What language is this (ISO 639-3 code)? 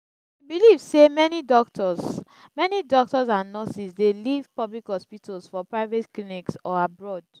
pcm